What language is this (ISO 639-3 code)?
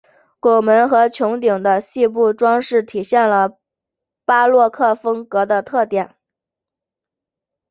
zho